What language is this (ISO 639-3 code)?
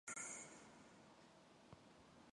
mon